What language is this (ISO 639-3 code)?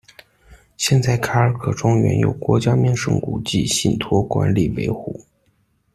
zho